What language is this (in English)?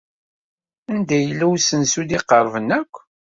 Kabyle